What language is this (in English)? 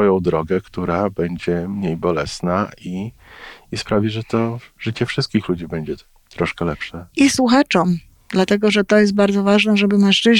Polish